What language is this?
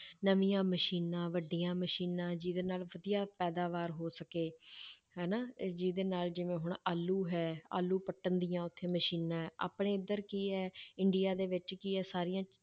Punjabi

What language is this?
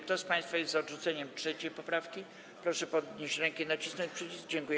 Polish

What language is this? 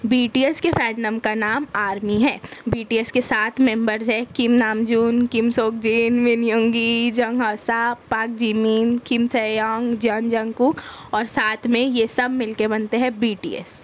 Urdu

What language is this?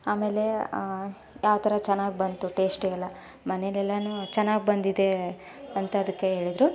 Kannada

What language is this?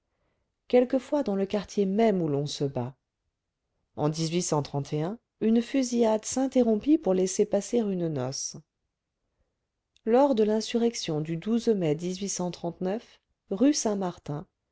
French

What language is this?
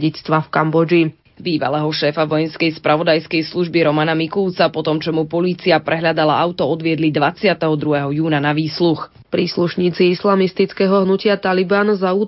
Slovak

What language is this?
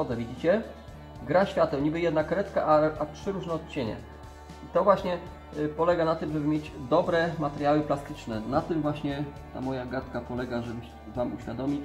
Polish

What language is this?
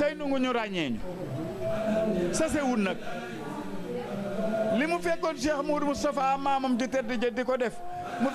Arabic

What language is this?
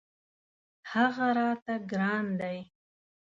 Pashto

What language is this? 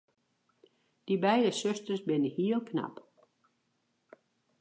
Western Frisian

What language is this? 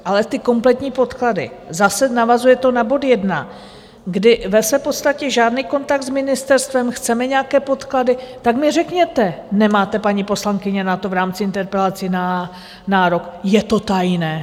Czech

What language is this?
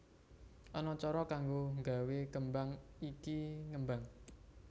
Javanese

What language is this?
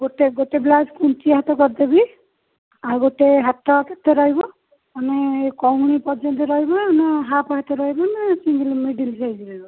Odia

